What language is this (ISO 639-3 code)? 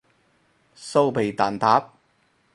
yue